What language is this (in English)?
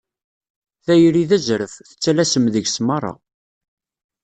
Kabyle